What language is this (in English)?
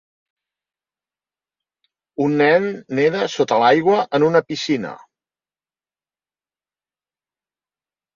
Catalan